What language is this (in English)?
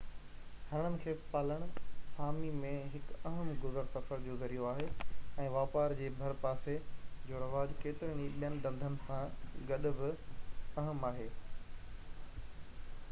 Sindhi